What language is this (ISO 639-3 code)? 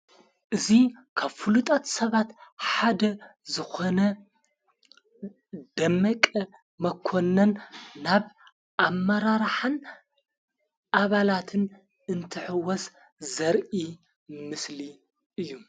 tir